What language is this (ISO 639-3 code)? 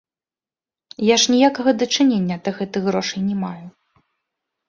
bel